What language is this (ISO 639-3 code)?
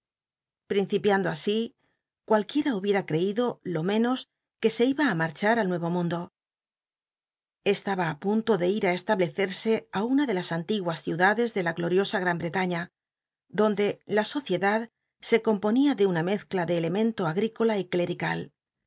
spa